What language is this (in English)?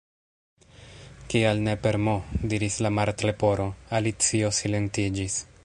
Esperanto